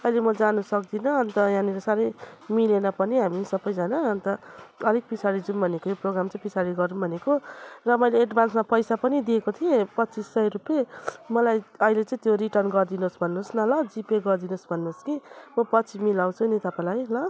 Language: Nepali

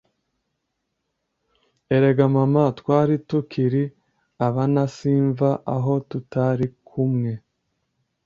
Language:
Kinyarwanda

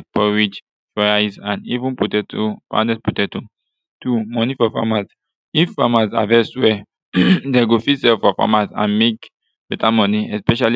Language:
Nigerian Pidgin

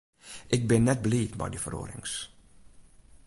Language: Western Frisian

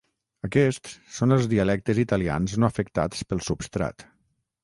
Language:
Catalan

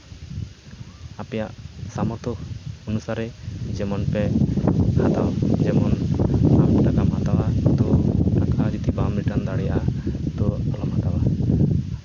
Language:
Santali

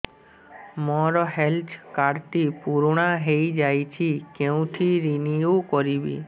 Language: Odia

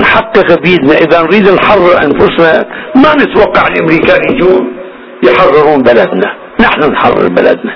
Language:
Arabic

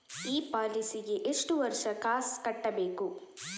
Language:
Kannada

